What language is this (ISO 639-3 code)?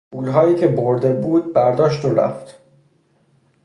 fas